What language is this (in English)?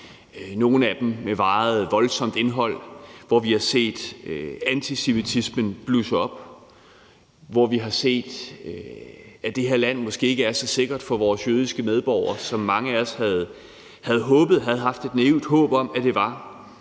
Danish